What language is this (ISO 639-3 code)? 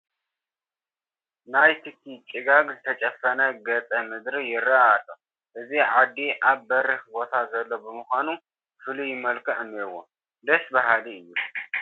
tir